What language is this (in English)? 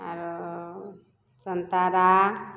Maithili